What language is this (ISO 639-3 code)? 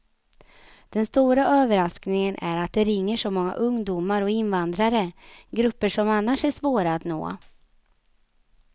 swe